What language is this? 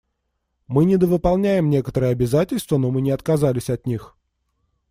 Russian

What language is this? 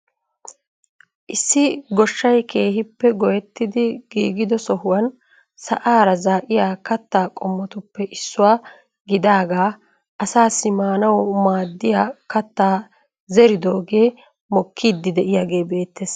Wolaytta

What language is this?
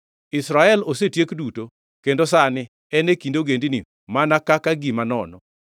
Luo (Kenya and Tanzania)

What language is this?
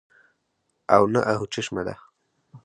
Pashto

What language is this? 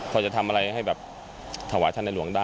Thai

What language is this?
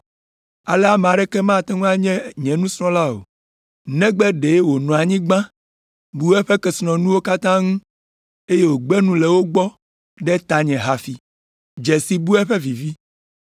Ewe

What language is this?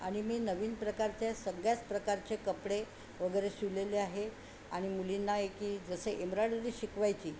Marathi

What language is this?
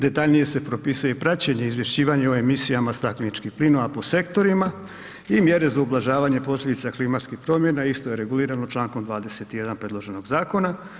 Croatian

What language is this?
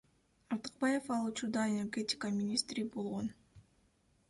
Kyrgyz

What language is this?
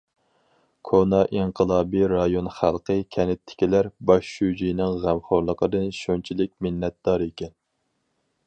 Uyghur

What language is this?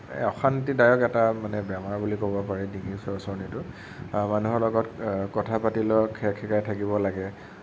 Assamese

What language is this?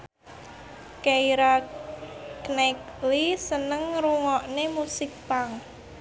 Javanese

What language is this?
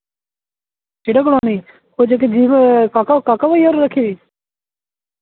Dogri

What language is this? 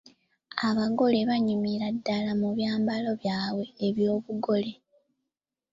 Ganda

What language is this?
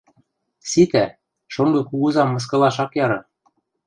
Western Mari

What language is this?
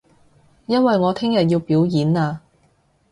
Cantonese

